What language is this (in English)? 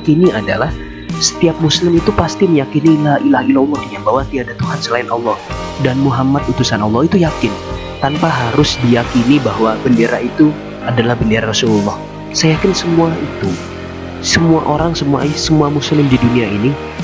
Indonesian